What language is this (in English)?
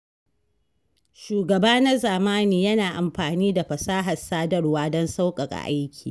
Hausa